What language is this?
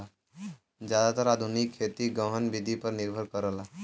Bhojpuri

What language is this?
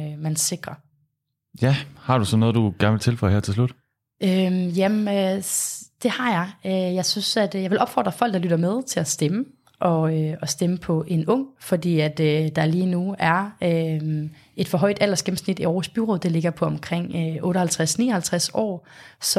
Danish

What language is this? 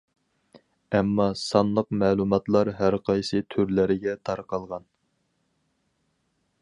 Uyghur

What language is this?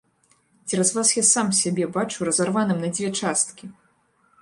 Belarusian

